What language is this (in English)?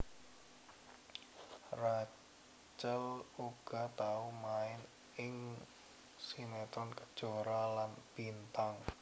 Javanese